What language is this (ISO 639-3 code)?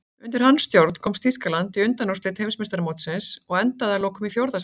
isl